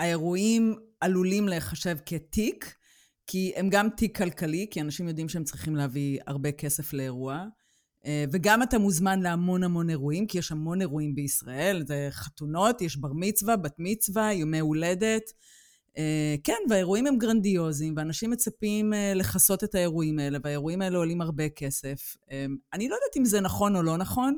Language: Hebrew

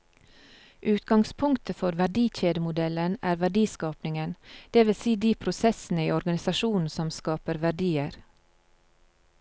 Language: Norwegian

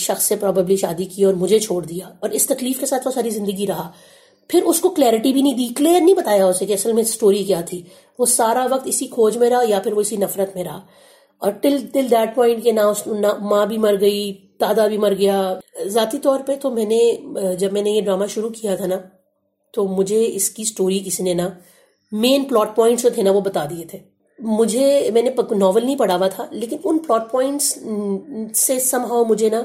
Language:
Urdu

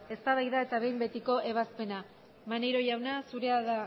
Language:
Basque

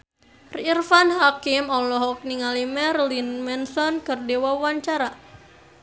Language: Sundanese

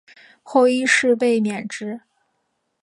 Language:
Chinese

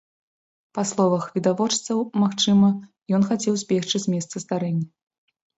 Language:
Belarusian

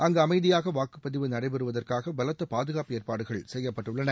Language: Tamil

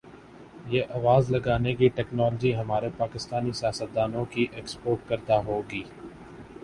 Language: Urdu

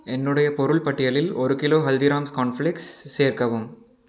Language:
Tamil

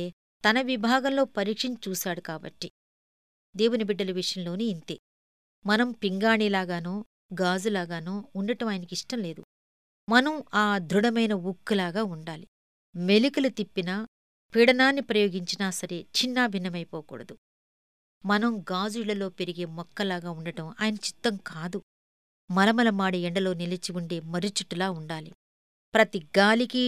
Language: Telugu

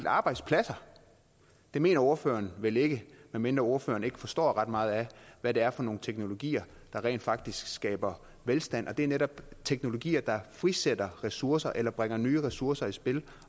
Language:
Danish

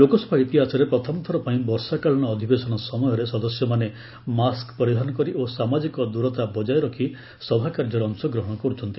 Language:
Odia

